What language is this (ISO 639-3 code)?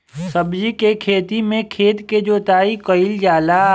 bho